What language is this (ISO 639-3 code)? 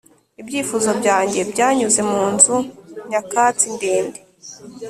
kin